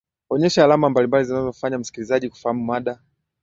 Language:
Swahili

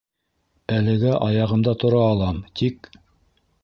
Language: Bashkir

